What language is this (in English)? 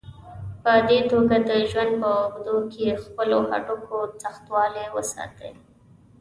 Pashto